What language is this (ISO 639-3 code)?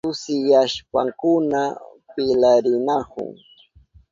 qup